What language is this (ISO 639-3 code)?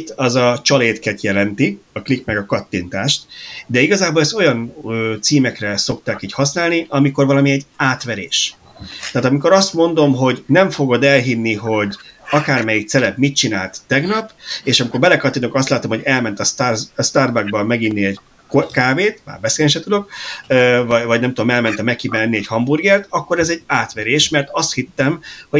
hun